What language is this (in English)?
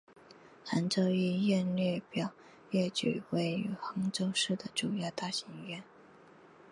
Chinese